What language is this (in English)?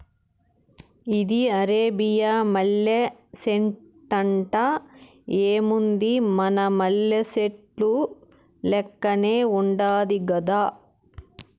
Telugu